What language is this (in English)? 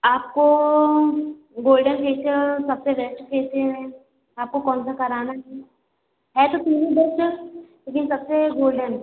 Hindi